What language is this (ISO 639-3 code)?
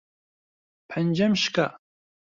ckb